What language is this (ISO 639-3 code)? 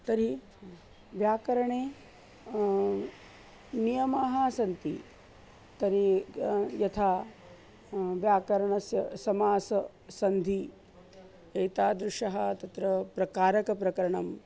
san